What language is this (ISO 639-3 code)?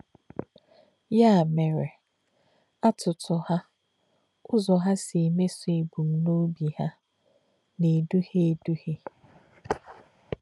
ibo